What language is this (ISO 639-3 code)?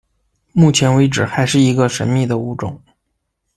zho